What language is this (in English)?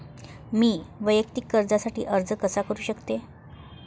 Marathi